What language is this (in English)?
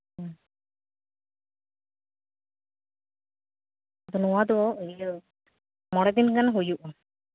Santali